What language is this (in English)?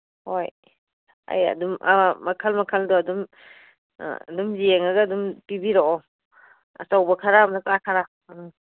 Manipuri